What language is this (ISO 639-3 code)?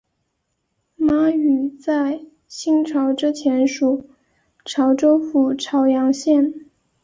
zho